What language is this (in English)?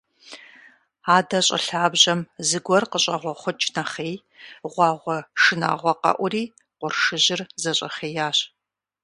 Kabardian